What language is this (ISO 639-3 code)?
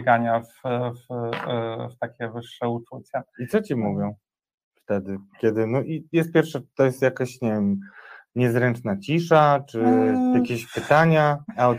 pol